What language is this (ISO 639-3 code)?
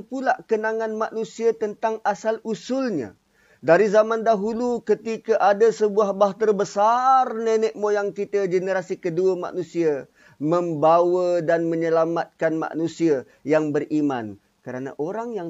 msa